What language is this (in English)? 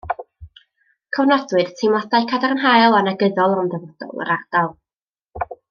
Welsh